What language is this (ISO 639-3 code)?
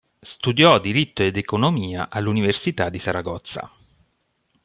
ita